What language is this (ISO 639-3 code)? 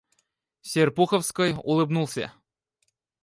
rus